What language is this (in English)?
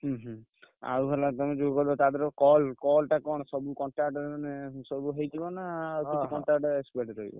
Odia